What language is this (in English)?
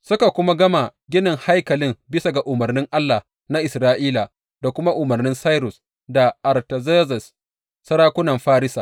Hausa